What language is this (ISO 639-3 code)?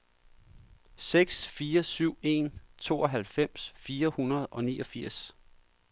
dan